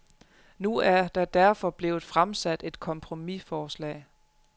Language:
Danish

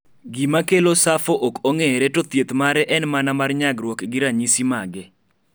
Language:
Luo (Kenya and Tanzania)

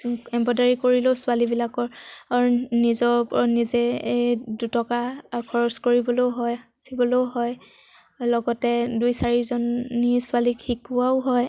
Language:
Assamese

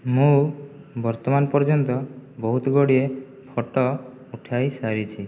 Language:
Odia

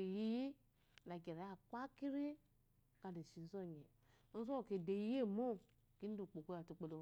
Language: Eloyi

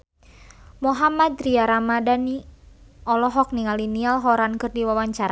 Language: Sundanese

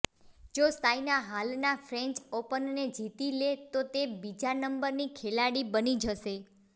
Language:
Gujarati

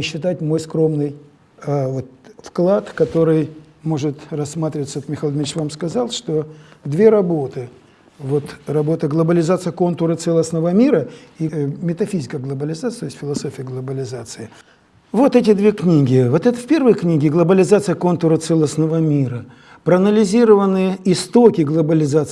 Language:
Russian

